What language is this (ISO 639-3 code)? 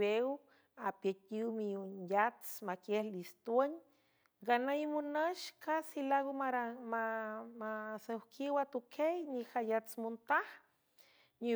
hue